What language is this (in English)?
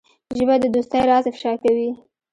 Pashto